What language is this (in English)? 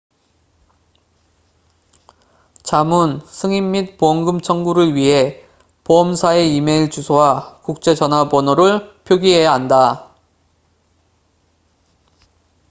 Korean